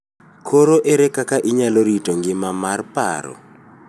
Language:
Luo (Kenya and Tanzania)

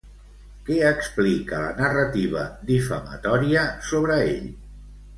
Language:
Catalan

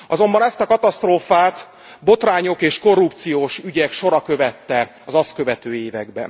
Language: Hungarian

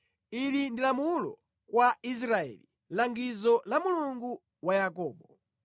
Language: Nyanja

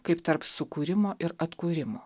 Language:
Lithuanian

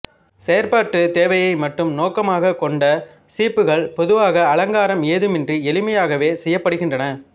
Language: Tamil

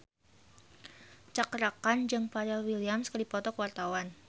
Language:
Sundanese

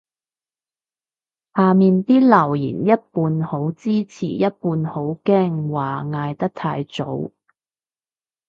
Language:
Cantonese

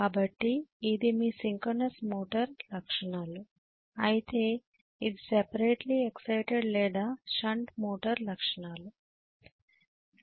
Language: Telugu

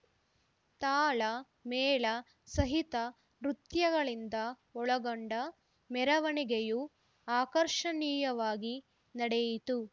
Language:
Kannada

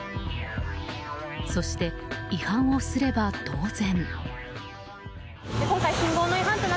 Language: Japanese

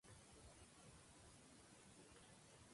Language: Spanish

